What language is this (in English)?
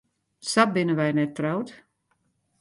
Western Frisian